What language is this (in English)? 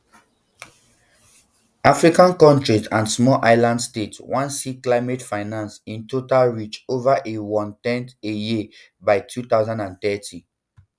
Nigerian Pidgin